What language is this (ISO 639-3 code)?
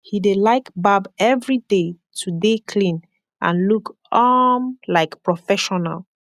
pcm